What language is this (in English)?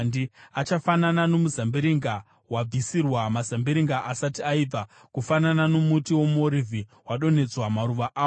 Shona